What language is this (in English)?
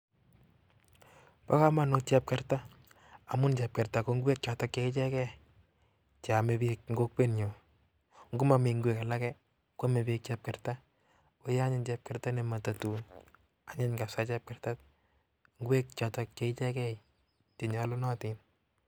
Kalenjin